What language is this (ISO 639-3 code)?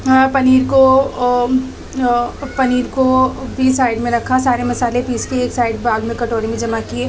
urd